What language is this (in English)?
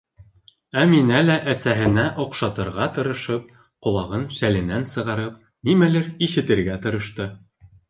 Bashkir